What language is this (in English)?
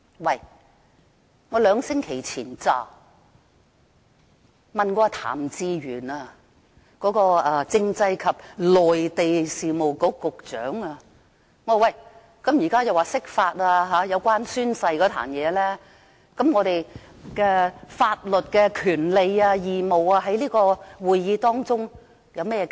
Cantonese